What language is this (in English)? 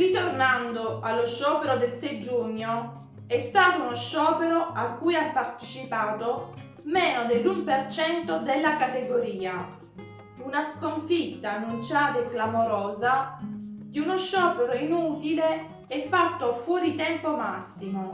Italian